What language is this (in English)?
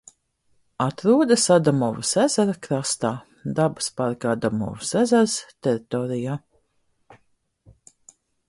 Latvian